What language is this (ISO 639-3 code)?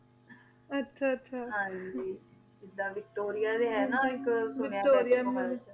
pan